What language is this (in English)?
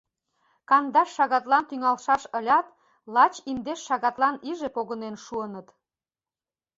Mari